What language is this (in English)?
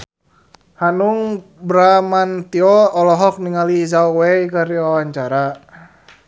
Sundanese